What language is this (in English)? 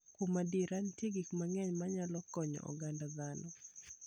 Luo (Kenya and Tanzania)